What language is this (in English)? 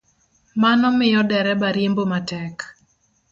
Luo (Kenya and Tanzania)